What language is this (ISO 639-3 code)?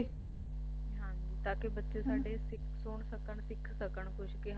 pan